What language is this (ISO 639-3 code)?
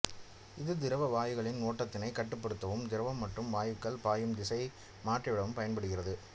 tam